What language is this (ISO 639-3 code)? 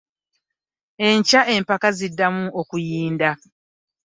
lug